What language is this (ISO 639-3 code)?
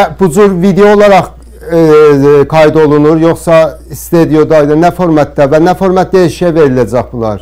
tur